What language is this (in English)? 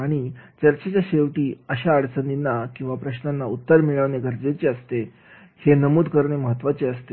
Marathi